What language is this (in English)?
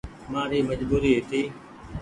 Goaria